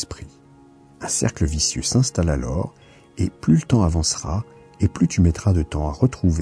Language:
French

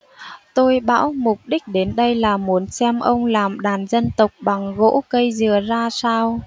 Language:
Vietnamese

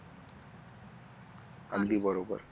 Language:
Marathi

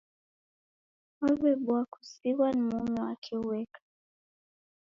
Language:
Taita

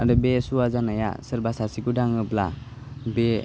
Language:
Bodo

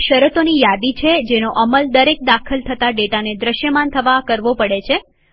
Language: Gujarati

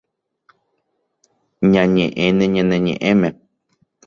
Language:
Guarani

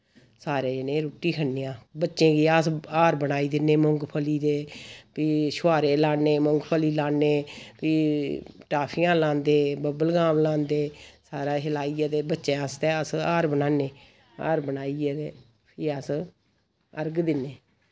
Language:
Dogri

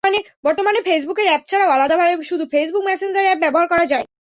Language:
Bangla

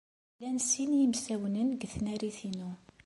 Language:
Kabyle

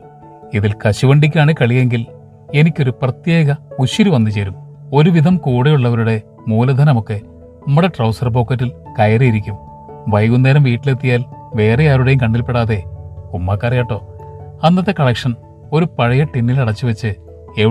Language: Malayalam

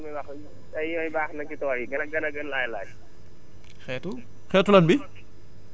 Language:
Wolof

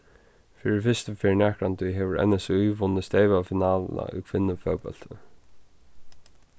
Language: Faroese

